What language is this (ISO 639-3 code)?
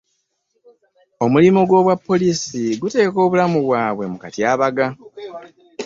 lug